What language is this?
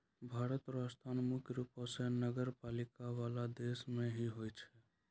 Maithili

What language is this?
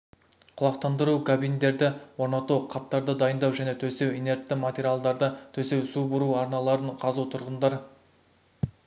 Kazakh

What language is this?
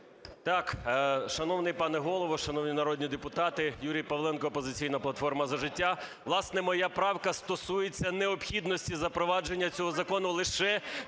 Ukrainian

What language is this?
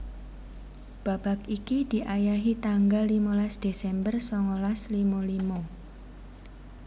Javanese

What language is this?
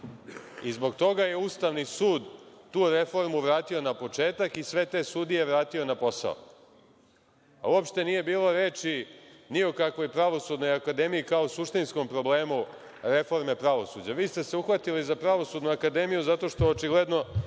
Serbian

